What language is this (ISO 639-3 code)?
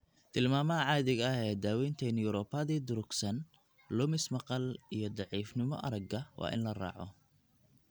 som